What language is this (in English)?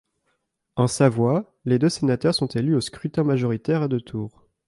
French